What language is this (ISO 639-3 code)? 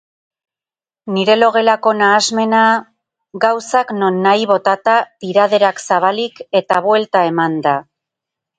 eus